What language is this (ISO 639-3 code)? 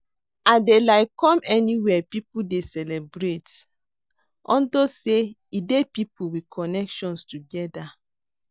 pcm